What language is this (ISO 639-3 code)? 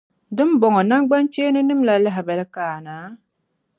dag